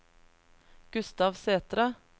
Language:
Norwegian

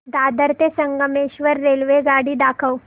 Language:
Marathi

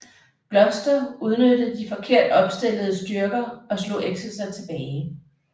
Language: Danish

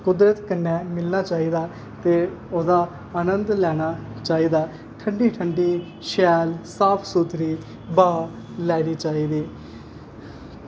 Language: Dogri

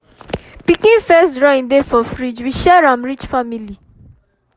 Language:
Nigerian Pidgin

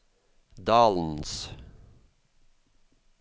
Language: Norwegian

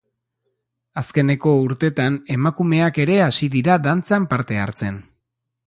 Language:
Basque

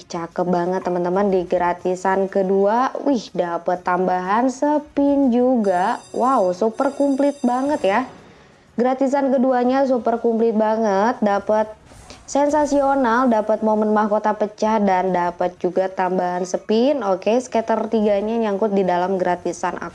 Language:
Indonesian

